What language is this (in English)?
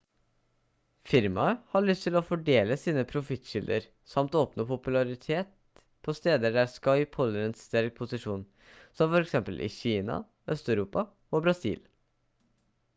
Norwegian Bokmål